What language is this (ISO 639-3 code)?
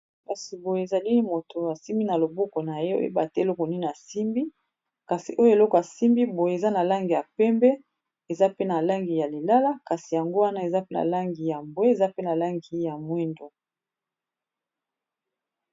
lin